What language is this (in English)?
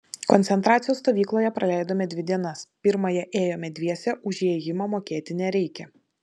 Lithuanian